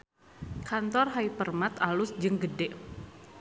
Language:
Sundanese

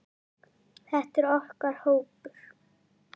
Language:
Icelandic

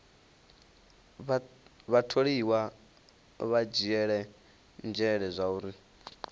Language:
Venda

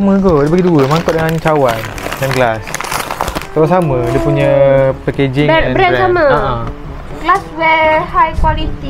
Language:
Malay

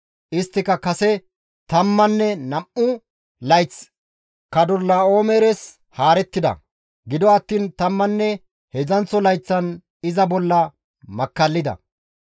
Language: Gamo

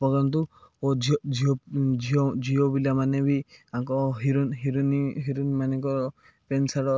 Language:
Odia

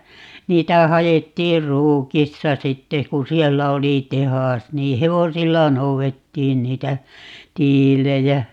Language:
Finnish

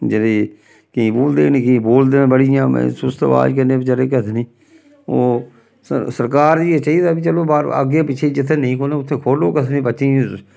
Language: Dogri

